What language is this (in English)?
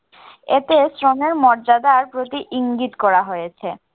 Bangla